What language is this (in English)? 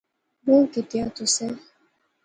Pahari-Potwari